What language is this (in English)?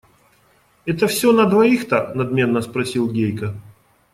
Russian